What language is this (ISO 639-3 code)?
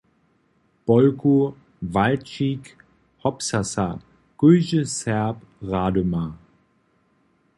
hsb